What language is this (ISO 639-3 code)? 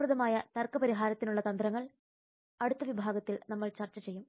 mal